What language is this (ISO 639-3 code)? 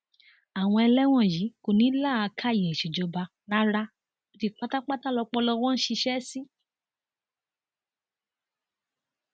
yor